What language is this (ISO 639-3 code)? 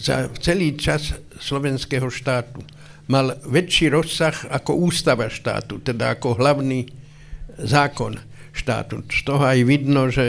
slk